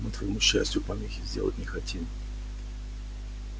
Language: Russian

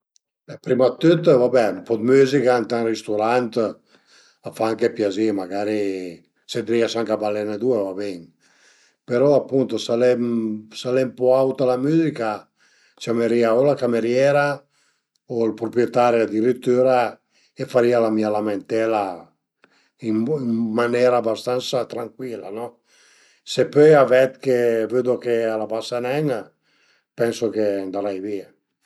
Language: Piedmontese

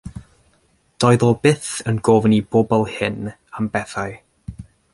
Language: Welsh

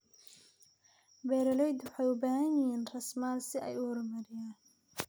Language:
Somali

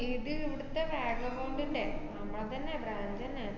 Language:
Malayalam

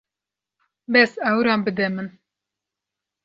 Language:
Kurdish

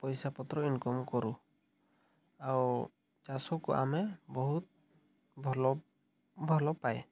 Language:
Odia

